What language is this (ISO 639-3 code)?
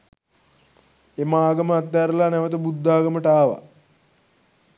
sin